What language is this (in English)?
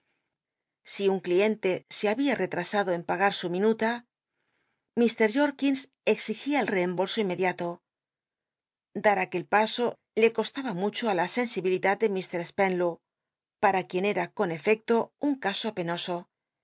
Spanish